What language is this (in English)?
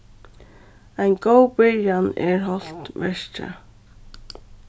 Faroese